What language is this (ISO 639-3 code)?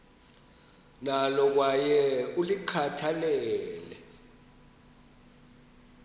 xho